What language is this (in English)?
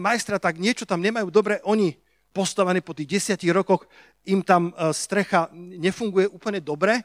Slovak